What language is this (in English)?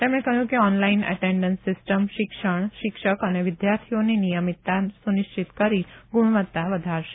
Gujarati